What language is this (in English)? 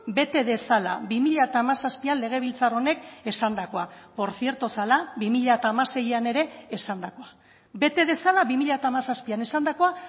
Basque